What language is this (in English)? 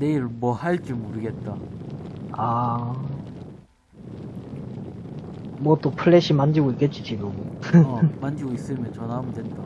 Korean